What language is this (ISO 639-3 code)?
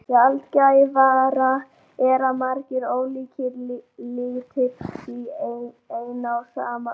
isl